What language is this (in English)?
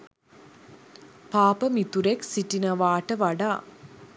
Sinhala